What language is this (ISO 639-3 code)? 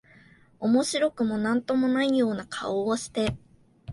jpn